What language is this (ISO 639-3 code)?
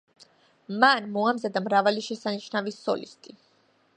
kat